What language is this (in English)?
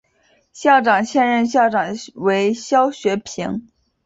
Chinese